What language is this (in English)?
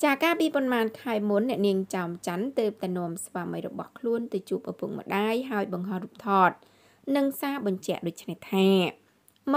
Vietnamese